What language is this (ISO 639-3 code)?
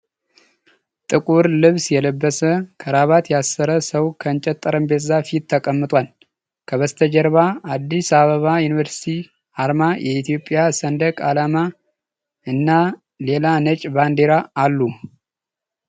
amh